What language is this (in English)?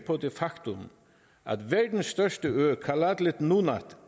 Danish